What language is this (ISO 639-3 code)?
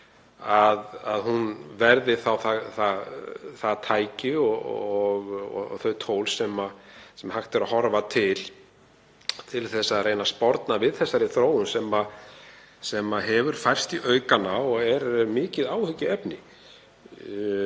isl